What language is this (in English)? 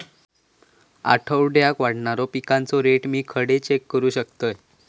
Marathi